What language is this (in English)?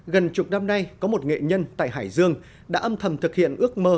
Vietnamese